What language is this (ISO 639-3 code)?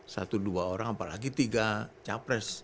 ind